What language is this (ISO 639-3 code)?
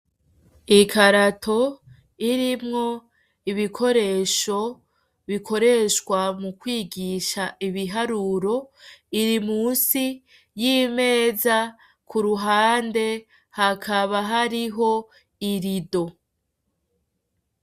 run